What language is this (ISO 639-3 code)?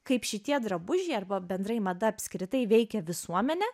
lit